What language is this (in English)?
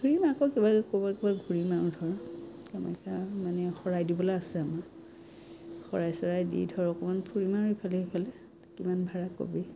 Assamese